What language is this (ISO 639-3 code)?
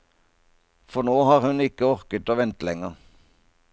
nor